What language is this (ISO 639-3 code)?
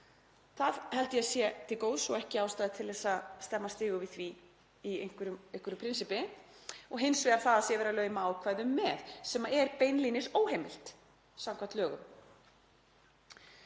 isl